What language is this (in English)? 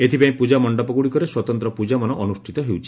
Odia